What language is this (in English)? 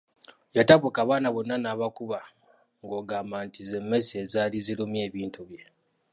Ganda